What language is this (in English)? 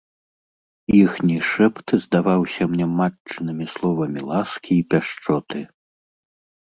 Belarusian